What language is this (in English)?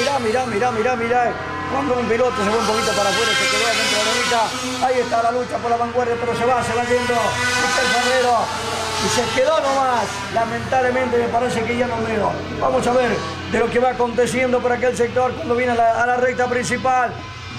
Spanish